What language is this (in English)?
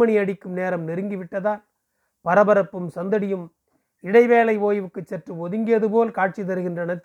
Tamil